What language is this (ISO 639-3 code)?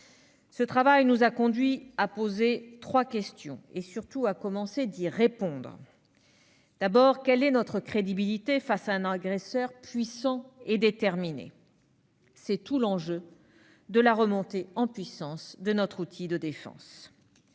fra